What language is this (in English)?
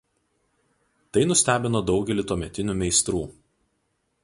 Lithuanian